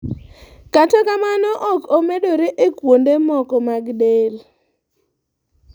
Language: Luo (Kenya and Tanzania)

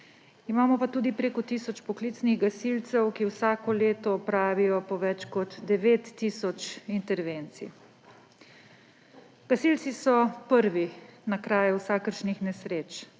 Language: Slovenian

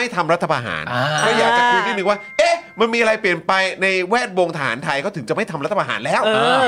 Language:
Thai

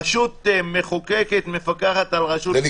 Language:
Hebrew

